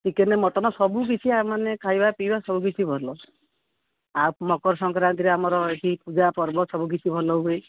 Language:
Odia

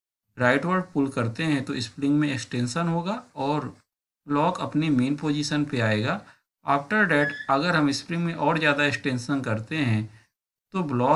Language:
Hindi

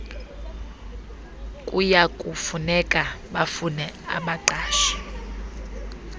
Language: Xhosa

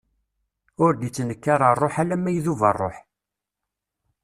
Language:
Kabyle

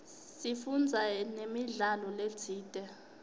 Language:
Swati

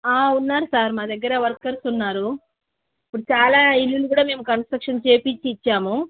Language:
Telugu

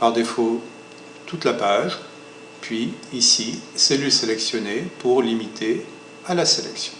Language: French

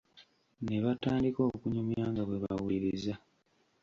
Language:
Ganda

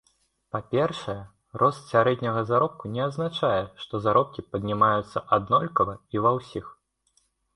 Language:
Belarusian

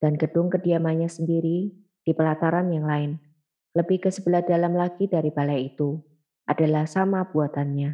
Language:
Indonesian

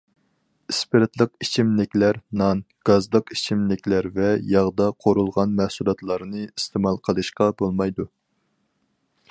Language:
Uyghur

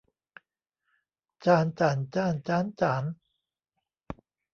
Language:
Thai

